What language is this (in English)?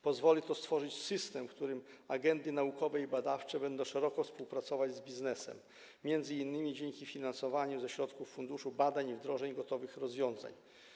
Polish